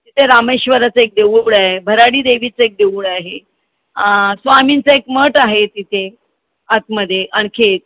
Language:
Marathi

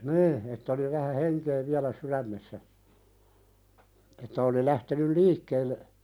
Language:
Finnish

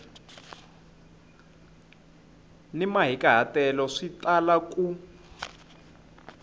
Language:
Tsonga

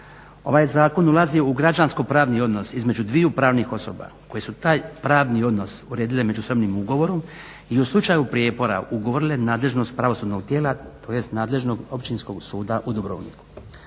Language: Croatian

